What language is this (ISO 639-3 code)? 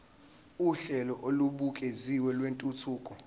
zul